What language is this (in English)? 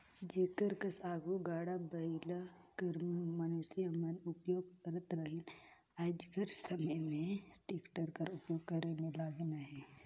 Chhattisgarhi